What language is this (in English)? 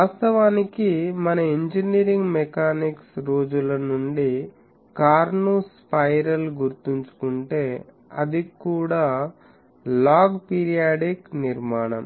Telugu